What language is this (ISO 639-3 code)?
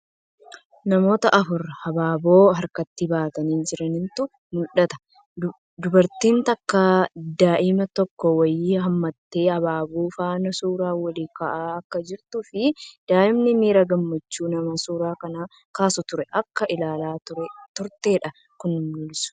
orm